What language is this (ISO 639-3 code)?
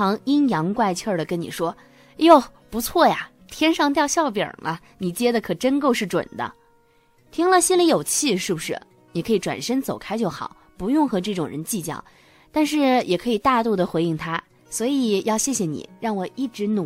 zho